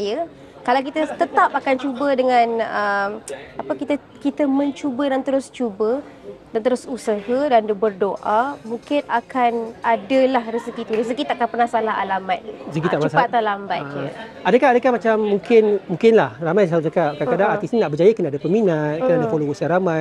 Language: Malay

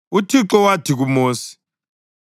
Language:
North Ndebele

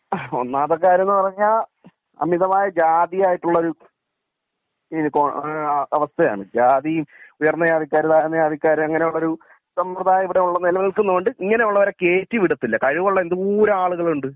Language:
Malayalam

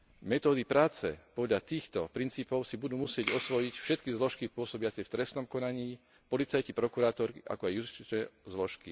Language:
Slovak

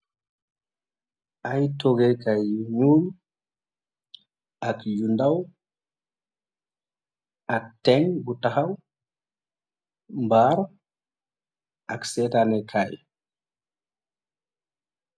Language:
Wolof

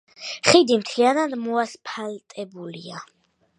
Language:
Georgian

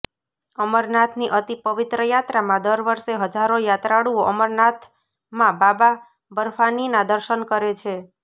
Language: Gujarati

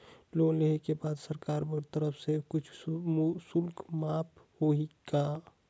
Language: Chhattisgarhi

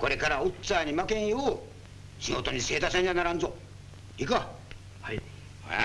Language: Japanese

